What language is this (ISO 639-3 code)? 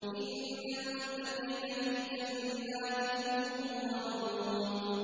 ara